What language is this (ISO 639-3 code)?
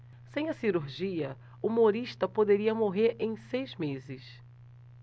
por